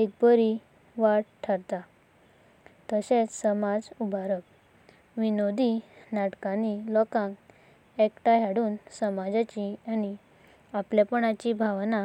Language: Konkani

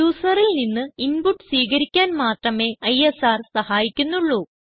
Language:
Malayalam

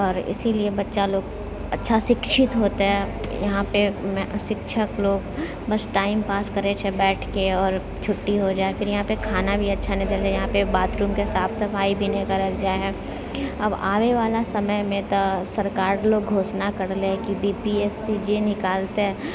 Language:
Maithili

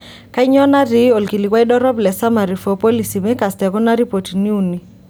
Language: Masai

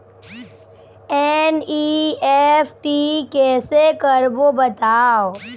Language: Chhattisgarhi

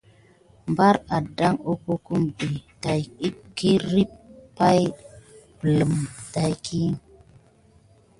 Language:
Gidar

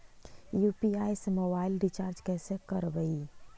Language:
Magahi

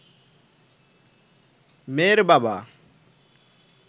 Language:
Bangla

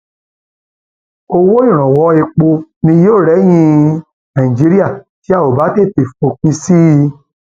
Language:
Yoruba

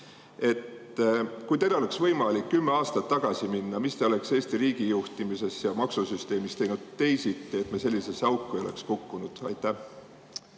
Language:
Estonian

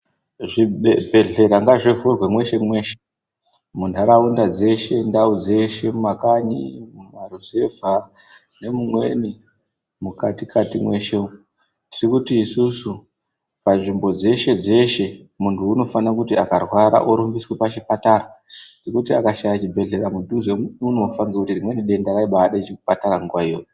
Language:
Ndau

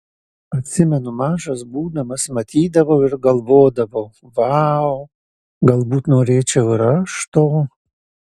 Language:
Lithuanian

